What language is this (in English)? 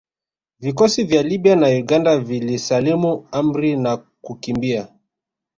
Swahili